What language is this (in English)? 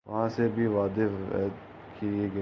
Urdu